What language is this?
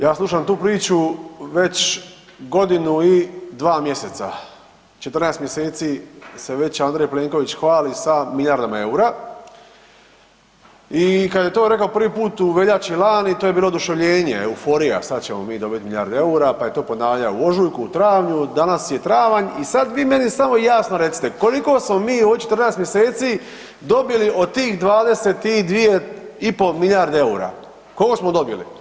Croatian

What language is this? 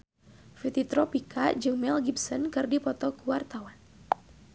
Sundanese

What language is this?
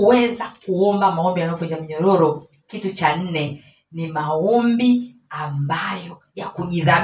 Swahili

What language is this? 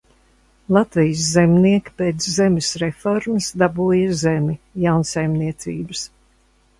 Latvian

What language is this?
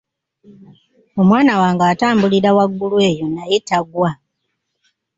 Ganda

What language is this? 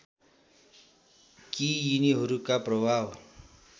Nepali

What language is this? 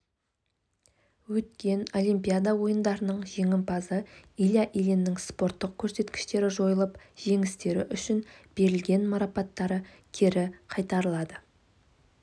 Kazakh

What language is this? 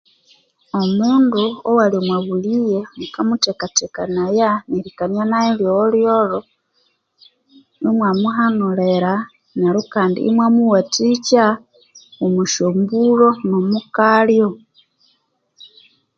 Konzo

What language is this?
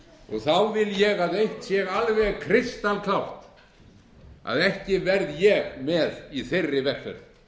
Icelandic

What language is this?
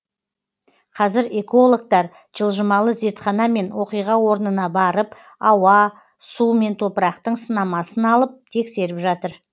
Kazakh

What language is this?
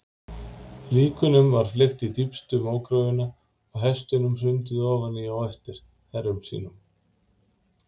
Icelandic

